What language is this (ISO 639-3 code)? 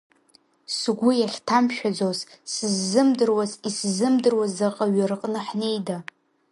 abk